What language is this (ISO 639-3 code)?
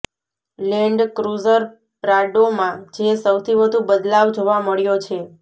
guj